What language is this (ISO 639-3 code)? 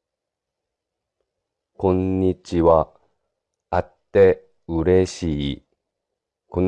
jpn